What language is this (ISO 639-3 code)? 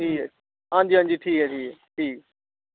doi